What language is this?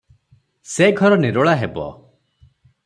Odia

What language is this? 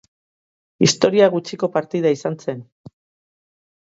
Basque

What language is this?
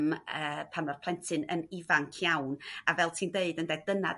Welsh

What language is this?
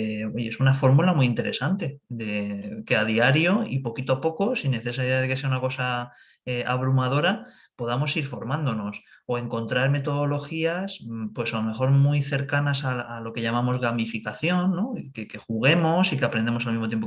Spanish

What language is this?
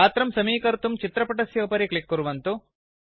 Sanskrit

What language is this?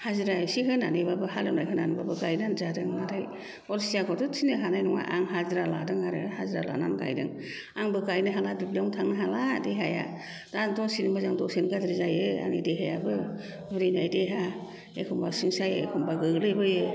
Bodo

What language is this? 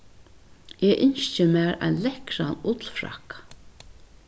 Faroese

